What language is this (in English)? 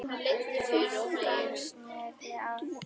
Icelandic